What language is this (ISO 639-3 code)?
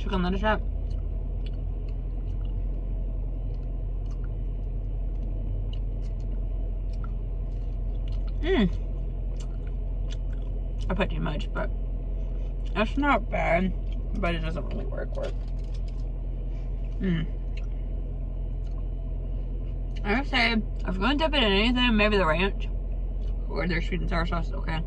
eng